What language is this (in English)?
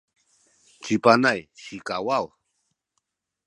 Sakizaya